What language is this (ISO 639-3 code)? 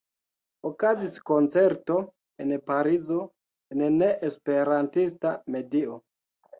epo